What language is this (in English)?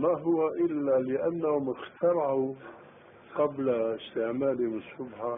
Arabic